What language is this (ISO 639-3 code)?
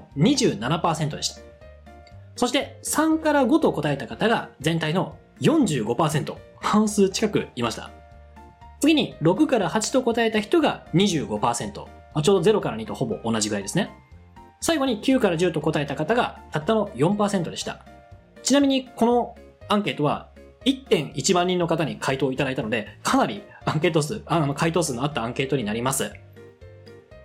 jpn